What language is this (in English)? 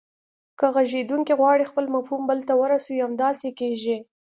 Pashto